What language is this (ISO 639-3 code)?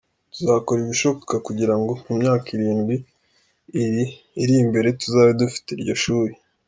kin